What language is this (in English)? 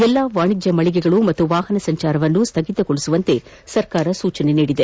Kannada